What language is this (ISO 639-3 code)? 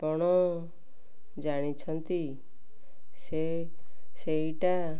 ori